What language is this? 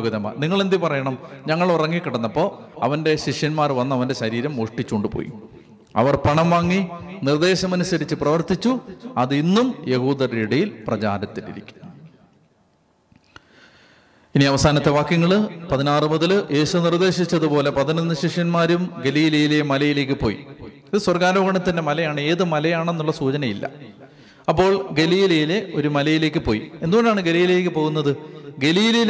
Malayalam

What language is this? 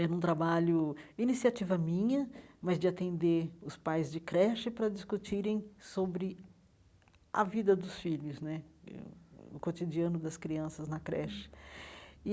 Portuguese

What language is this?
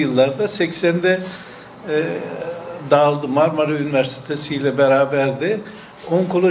Turkish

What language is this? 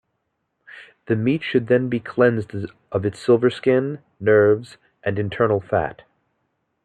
English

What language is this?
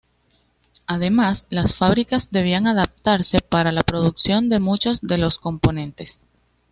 Spanish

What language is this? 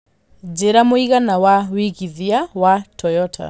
Kikuyu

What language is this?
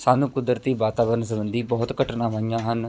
Punjabi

